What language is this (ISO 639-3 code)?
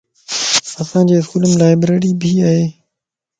lss